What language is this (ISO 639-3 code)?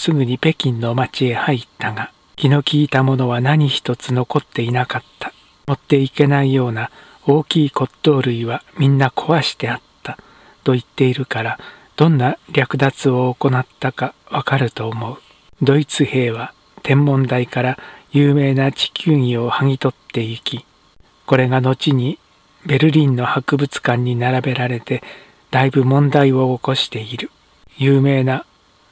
jpn